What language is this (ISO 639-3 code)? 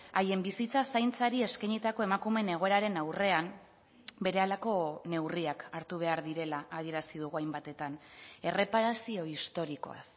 eus